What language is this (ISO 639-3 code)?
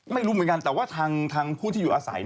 tha